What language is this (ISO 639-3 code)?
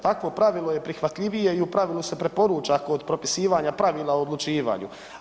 hrv